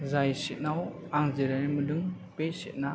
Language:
Bodo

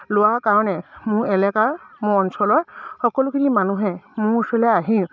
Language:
Assamese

